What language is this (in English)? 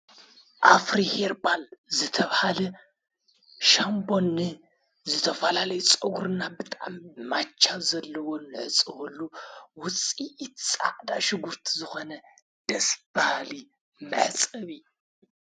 Tigrinya